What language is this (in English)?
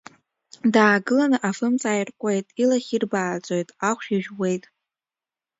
Abkhazian